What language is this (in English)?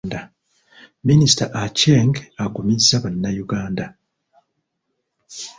Ganda